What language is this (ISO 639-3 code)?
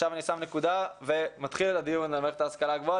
heb